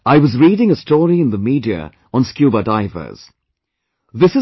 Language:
English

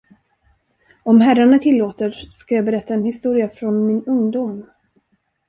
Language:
Swedish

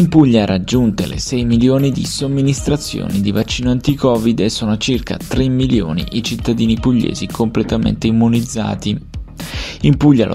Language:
Italian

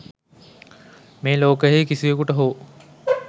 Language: Sinhala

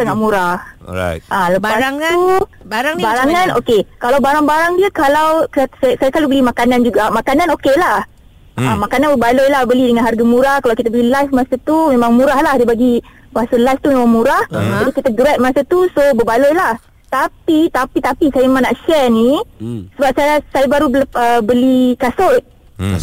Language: Malay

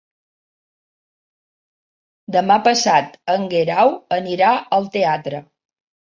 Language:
Catalan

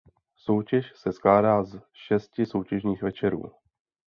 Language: Czech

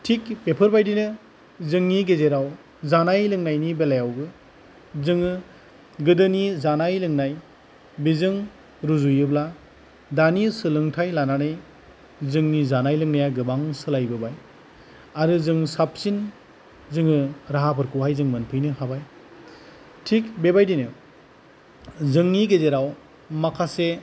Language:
Bodo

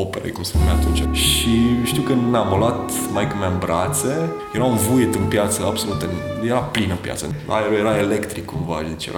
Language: Romanian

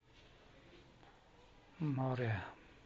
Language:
Russian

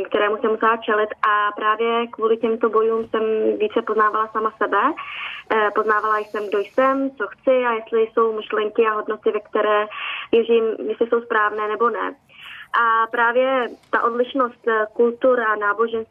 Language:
Czech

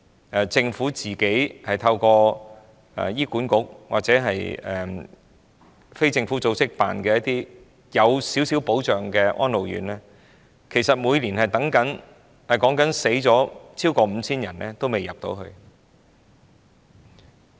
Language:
Cantonese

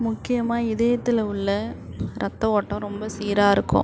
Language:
Tamil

